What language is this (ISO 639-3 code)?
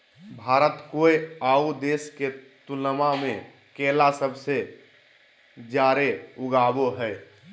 mag